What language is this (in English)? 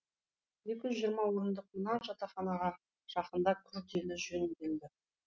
Kazakh